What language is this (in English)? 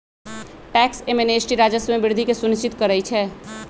Magahi